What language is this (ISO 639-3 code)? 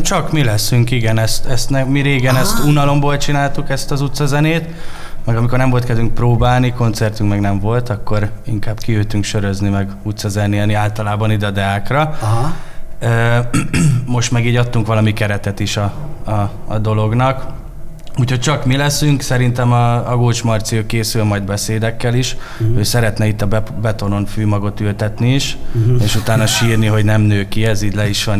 hun